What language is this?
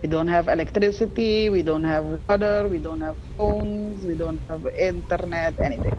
French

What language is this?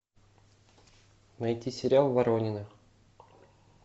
Russian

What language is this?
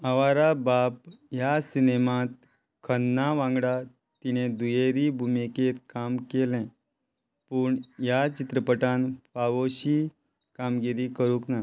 Konkani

